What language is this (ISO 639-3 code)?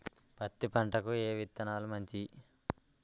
tel